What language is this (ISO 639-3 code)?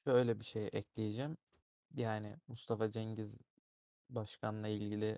tur